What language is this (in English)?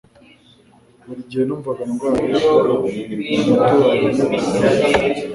Kinyarwanda